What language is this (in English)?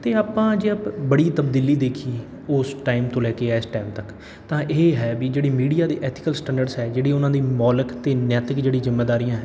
Punjabi